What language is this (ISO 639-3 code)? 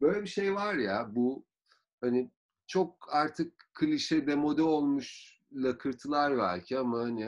tur